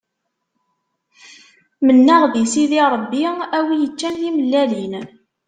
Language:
Kabyle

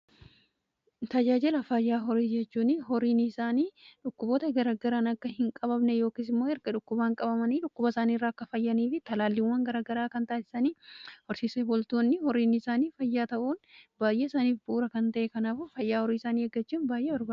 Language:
Oromo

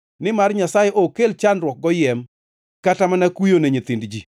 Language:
Luo (Kenya and Tanzania)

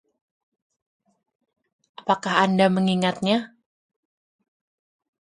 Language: Indonesian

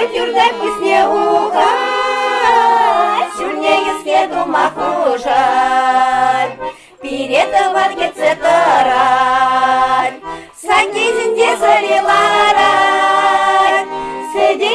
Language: Russian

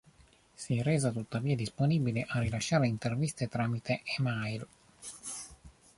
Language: Italian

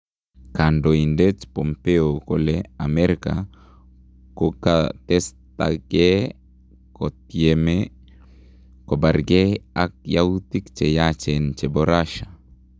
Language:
Kalenjin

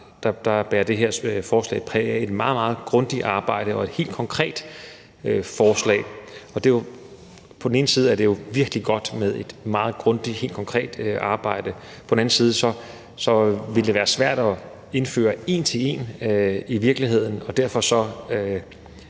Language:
Danish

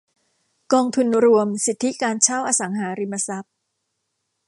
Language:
Thai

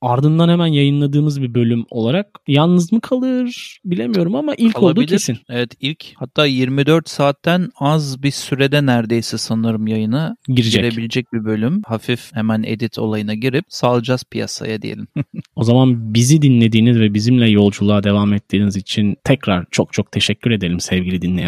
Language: Turkish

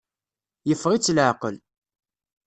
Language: Kabyle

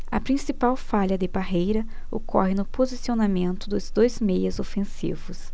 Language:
Portuguese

